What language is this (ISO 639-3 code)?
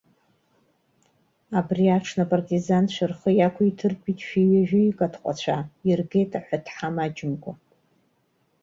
abk